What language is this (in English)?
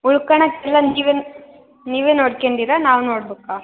Kannada